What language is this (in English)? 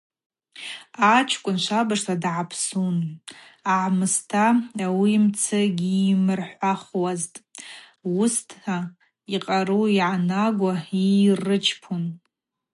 Abaza